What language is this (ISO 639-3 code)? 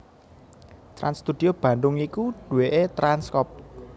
jav